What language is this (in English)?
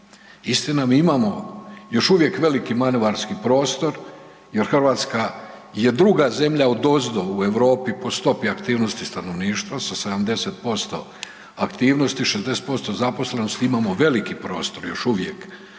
Croatian